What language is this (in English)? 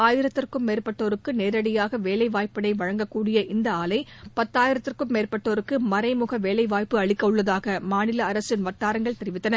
Tamil